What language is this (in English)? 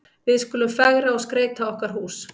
Icelandic